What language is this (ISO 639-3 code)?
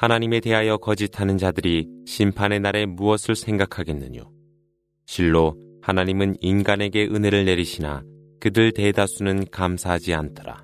kor